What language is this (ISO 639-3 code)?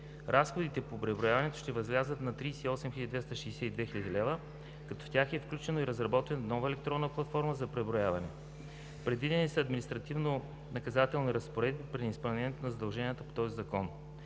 bul